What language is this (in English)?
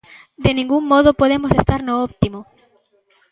Galician